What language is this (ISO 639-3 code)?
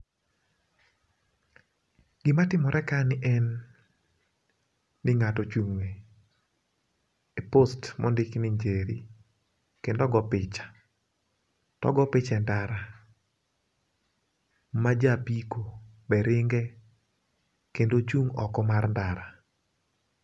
luo